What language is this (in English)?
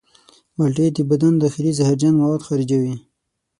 Pashto